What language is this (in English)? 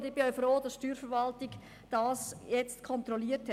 Swiss German